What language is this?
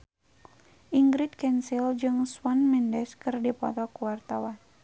Sundanese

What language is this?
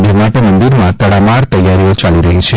Gujarati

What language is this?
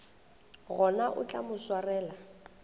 Northern Sotho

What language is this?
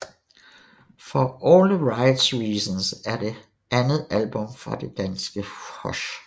Danish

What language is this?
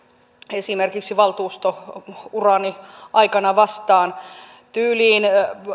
Finnish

